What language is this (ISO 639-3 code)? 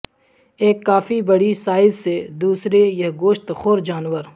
urd